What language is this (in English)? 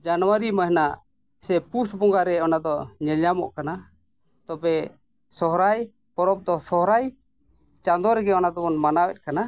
Santali